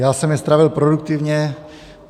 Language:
Czech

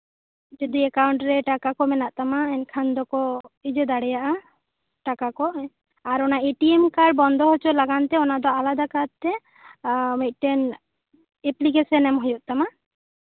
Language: Santali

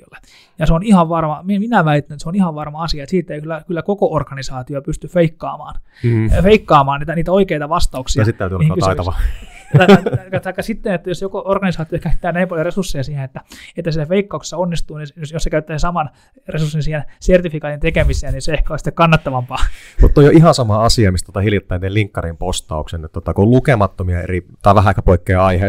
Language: Finnish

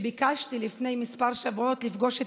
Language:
Hebrew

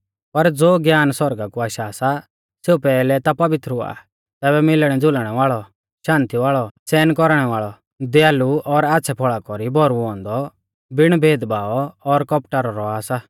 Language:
Mahasu Pahari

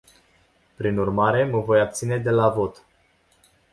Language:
Romanian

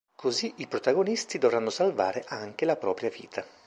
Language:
Italian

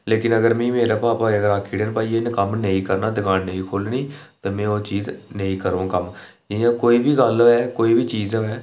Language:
Dogri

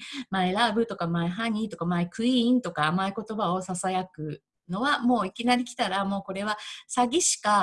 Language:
Japanese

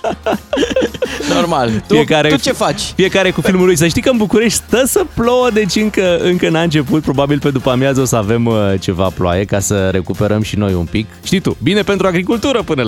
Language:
Romanian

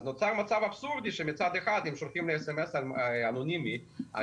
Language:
Hebrew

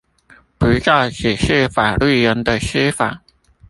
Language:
Chinese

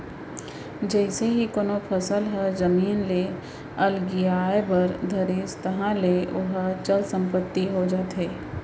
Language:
Chhattisgarhi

